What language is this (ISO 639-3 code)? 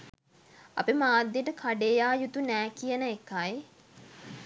sin